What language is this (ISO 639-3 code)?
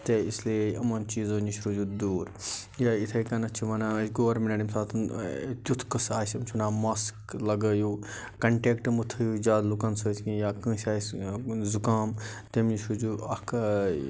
kas